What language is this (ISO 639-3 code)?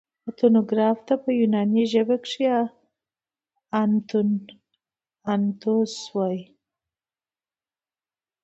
pus